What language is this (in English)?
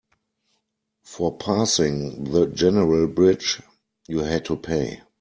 English